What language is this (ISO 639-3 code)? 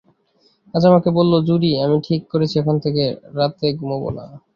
ben